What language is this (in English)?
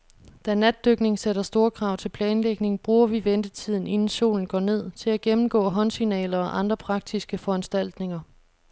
Danish